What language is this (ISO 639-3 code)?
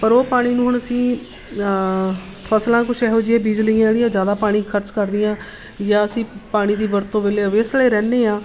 pan